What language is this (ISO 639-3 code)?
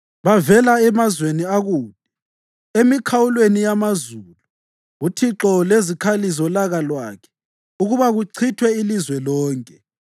nde